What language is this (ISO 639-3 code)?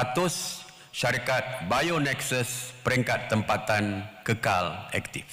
msa